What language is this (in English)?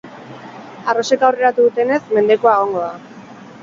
Basque